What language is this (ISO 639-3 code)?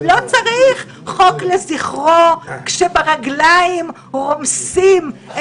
heb